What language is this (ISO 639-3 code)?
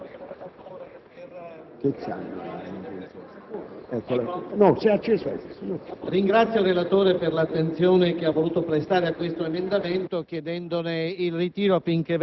ita